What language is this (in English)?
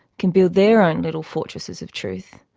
English